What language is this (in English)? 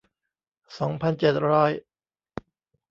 Thai